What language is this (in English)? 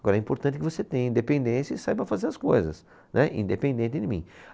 Portuguese